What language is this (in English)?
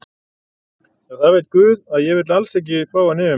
Icelandic